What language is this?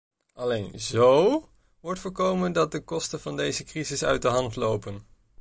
Dutch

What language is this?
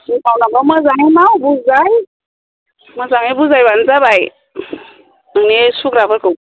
Bodo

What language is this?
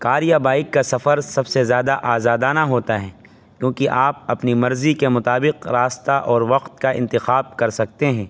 Urdu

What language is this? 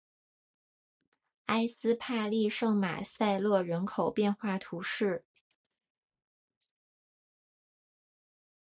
Chinese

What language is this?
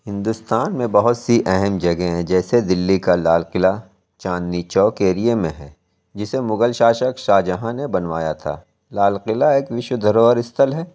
Urdu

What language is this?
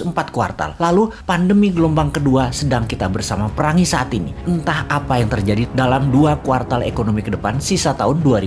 Indonesian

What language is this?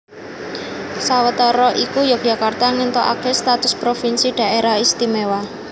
Javanese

